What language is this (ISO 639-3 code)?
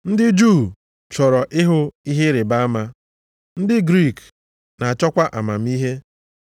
ibo